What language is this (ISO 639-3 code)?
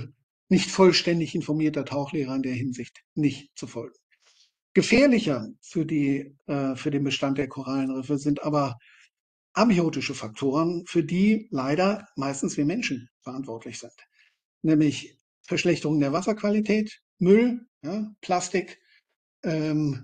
deu